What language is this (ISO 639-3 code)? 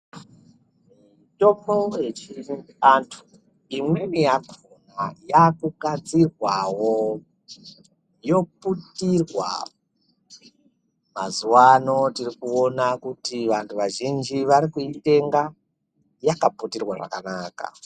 ndc